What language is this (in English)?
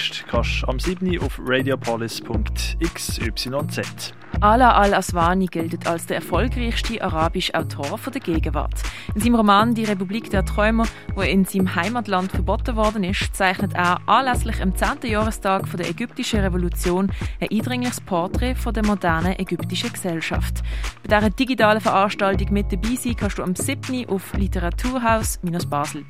German